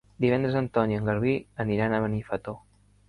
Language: Catalan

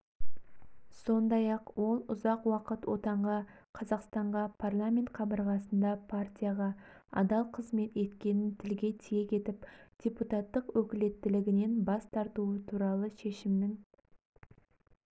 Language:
Kazakh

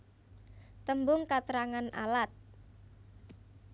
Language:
Javanese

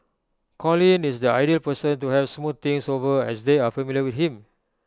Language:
English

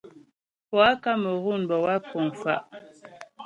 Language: Ghomala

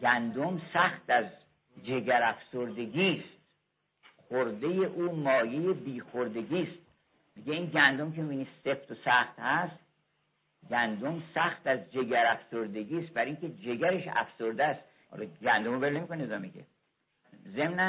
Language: Persian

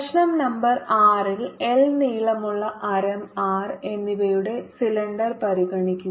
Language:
Malayalam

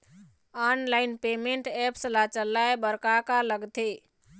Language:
Chhattisgarhi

